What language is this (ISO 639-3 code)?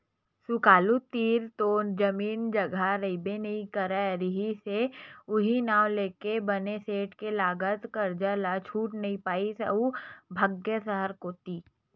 hne